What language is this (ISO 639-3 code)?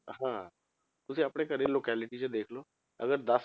pan